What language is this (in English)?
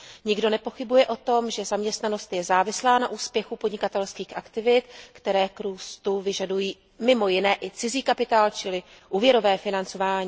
Czech